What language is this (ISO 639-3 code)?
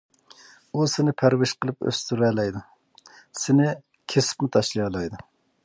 uig